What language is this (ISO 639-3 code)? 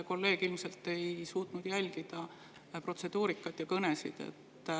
est